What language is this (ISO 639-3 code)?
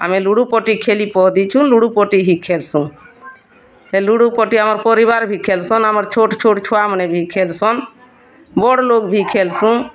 ori